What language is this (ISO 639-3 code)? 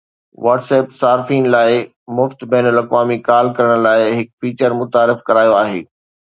snd